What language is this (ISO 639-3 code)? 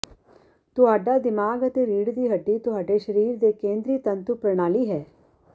pan